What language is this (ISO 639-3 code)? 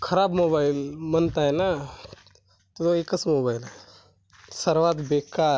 mar